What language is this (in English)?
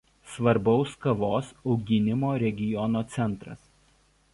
Lithuanian